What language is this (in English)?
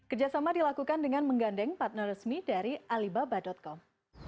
Indonesian